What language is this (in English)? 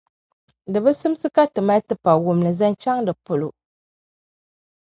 Dagbani